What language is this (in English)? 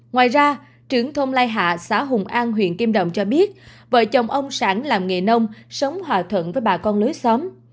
Vietnamese